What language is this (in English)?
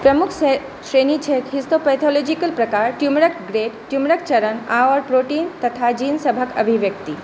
Maithili